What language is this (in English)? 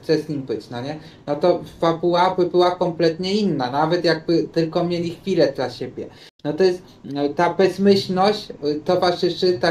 Polish